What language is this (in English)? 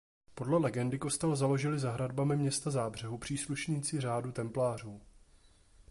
Czech